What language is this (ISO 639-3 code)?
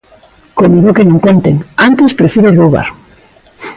glg